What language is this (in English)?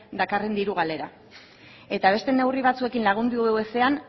Basque